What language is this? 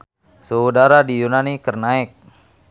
Sundanese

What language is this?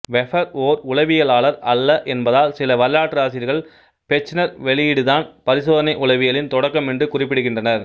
Tamil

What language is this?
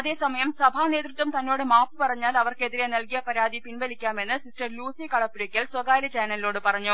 Malayalam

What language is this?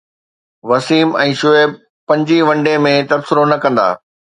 Sindhi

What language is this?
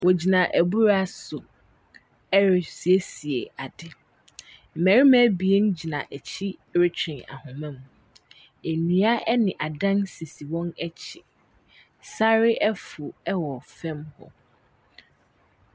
Akan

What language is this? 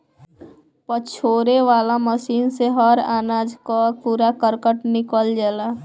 Bhojpuri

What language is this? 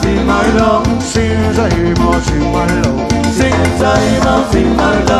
Thai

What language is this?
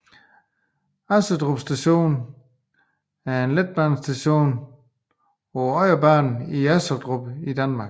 Danish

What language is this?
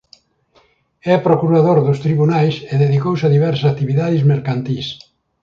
Galician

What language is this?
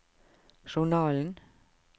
Norwegian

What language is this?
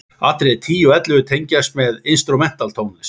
Icelandic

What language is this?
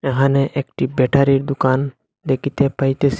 Bangla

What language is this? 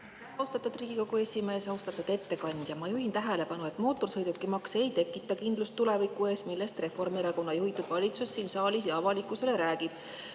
Estonian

